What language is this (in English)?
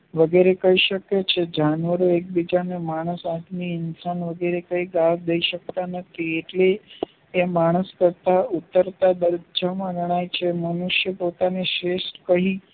Gujarati